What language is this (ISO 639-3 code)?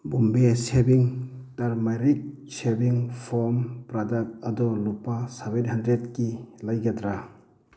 mni